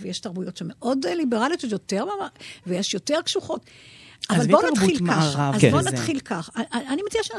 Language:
Hebrew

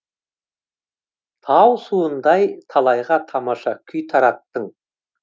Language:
Kazakh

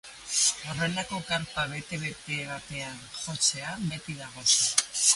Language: Basque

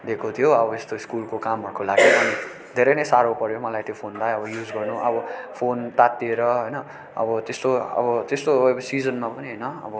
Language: Nepali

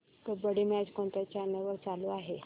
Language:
Marathi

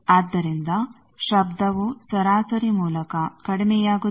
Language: Kannada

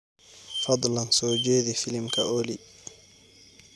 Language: Somali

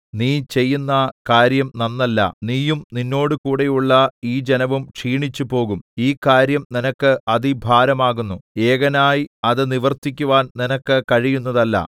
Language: Malayalam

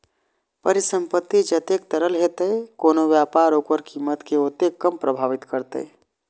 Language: Maithili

